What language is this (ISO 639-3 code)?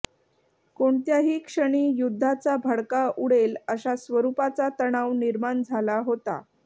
mar